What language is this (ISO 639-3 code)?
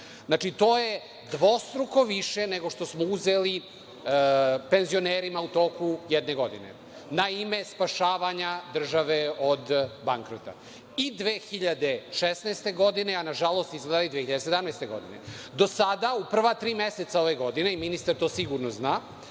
srp